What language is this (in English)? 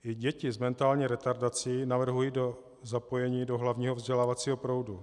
Czech